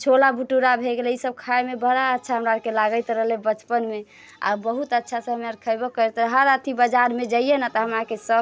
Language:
Maithili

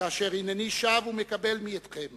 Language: Hebrew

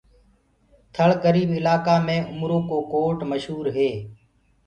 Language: Gurgula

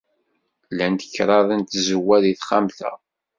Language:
Kabyle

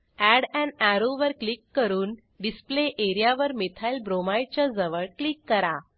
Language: Marathi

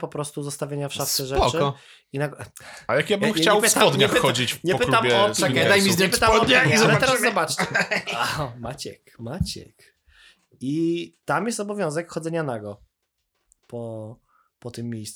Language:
Polish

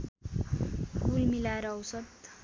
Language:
Nepali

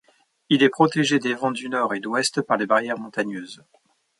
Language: French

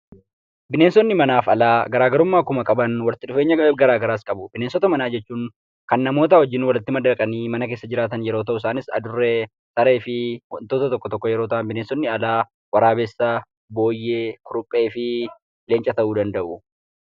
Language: Oromo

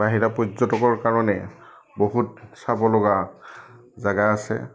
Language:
Assamese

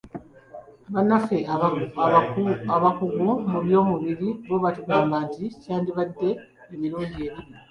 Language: Ganda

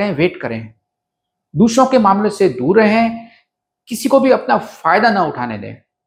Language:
Hindi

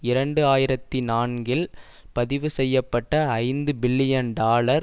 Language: Tamil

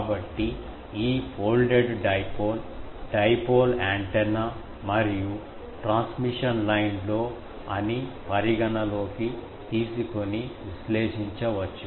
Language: Telugu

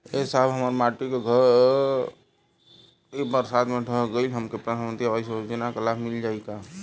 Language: Bhojpuri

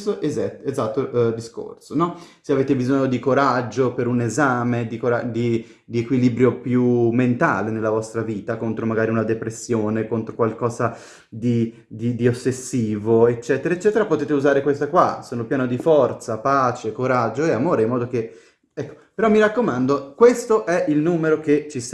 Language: Italian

